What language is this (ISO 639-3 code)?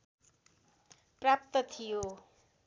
nep